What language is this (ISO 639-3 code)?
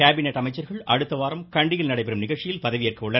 tam